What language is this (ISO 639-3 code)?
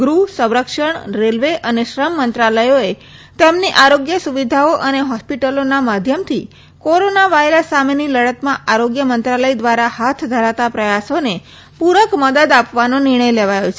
guj